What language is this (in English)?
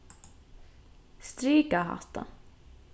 Faroese